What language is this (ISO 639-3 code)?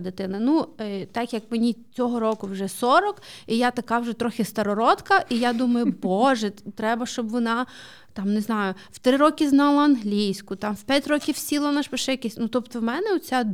ukr